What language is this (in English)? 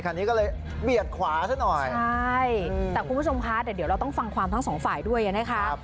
Thai